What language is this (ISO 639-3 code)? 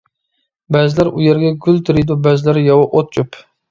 uig